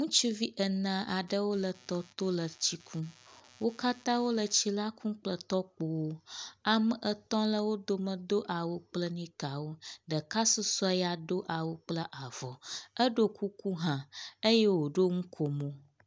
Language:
Ewe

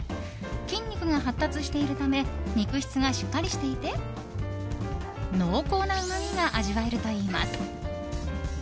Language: Japanese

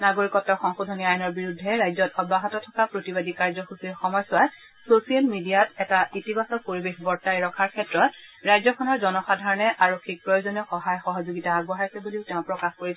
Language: Assamese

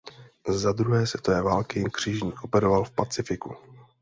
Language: Czech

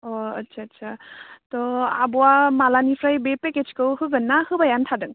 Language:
Bodo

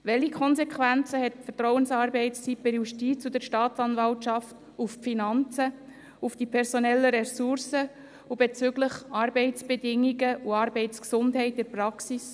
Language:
Swiss German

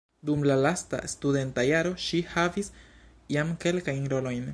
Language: Esperanto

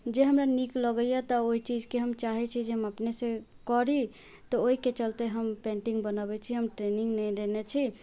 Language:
Maithili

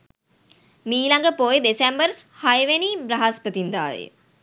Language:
Sinhala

